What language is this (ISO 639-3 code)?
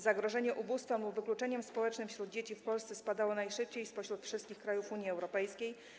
pol